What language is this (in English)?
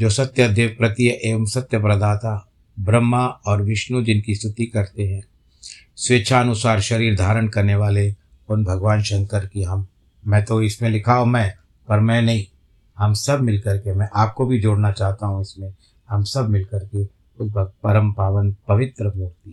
Hindi